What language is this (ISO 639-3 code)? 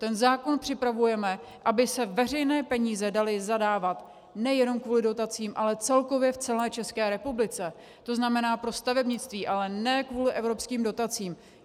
ces